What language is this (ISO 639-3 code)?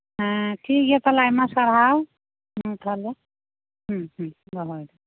sat